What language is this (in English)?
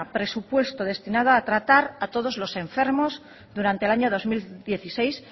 Spanish